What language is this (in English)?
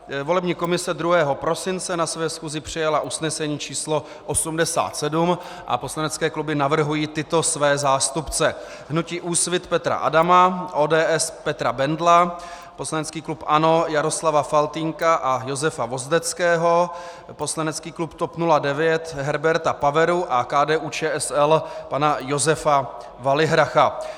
Czech